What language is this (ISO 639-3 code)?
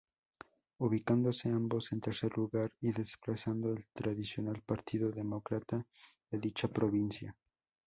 spa